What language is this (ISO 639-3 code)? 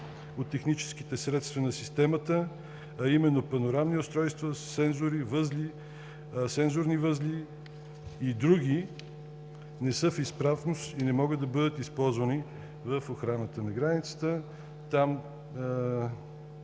bul